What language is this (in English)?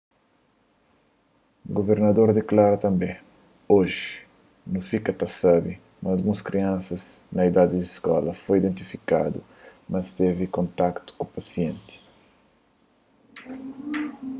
Kabuverdianu